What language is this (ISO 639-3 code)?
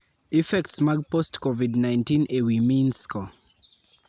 luo